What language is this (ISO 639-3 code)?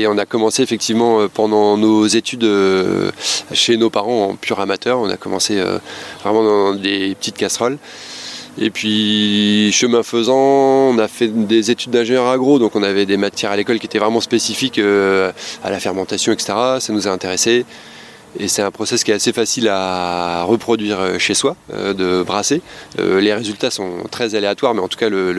fra